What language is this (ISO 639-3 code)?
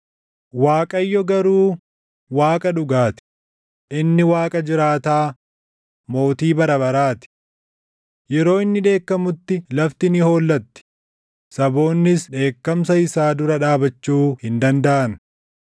orm